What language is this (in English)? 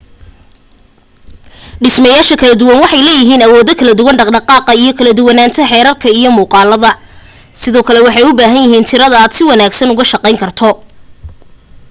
Somali